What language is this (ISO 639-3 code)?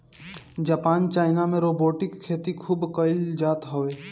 bho